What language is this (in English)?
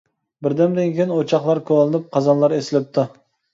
Uyghur